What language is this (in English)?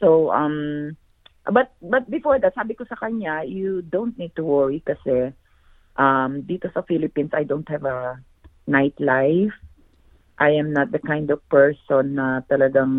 Filipino